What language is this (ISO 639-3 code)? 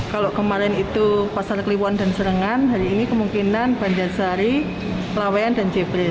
ind